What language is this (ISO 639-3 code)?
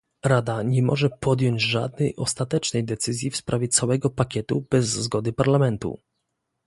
pol